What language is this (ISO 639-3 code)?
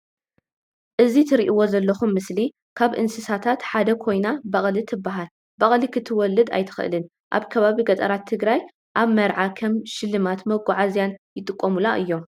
tir